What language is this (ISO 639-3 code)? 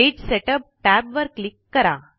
mar